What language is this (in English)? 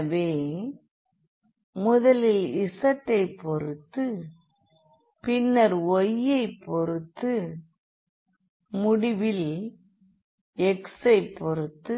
Tamil